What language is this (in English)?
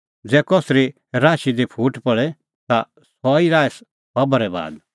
Kullu Pahari